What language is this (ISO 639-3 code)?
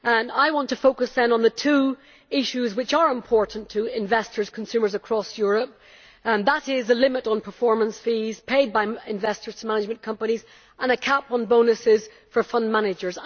eng